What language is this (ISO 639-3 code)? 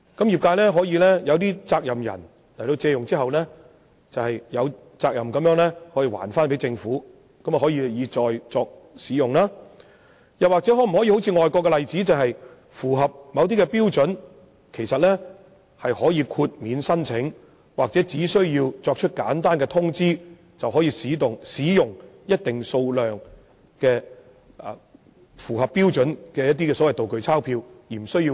yue